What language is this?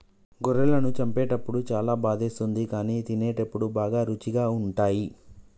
Telugu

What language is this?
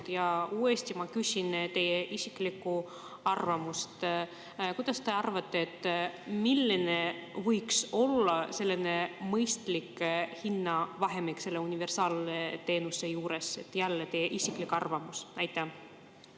Estonian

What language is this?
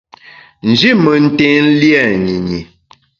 Bamun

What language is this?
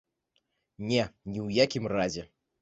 Belarusian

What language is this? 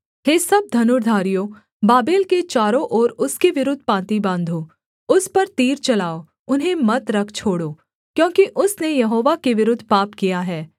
Hindi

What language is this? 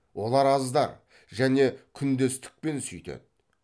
Kazakh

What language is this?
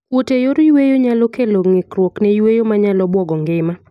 Luo (Kenya and Tanzania)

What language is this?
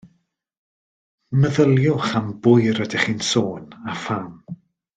Welsh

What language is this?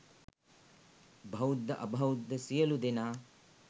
Sinhala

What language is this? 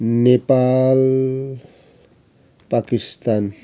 Nepali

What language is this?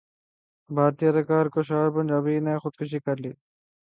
Urdu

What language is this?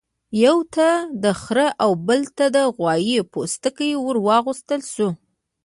Pashto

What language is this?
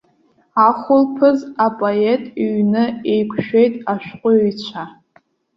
Abkhazian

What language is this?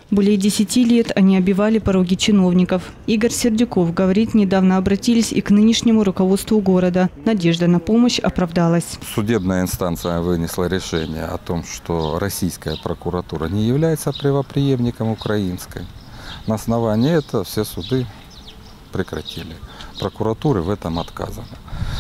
Russian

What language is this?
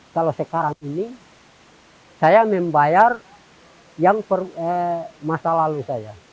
Indonesian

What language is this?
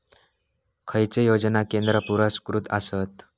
Marathi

